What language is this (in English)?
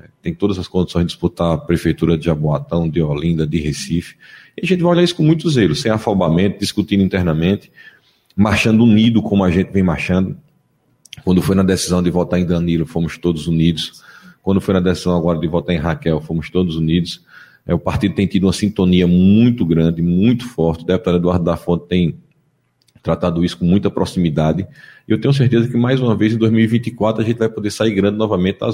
Portuguese